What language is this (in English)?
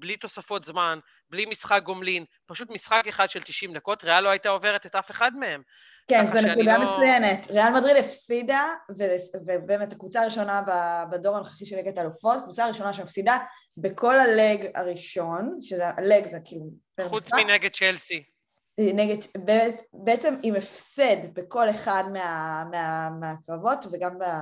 Hebrew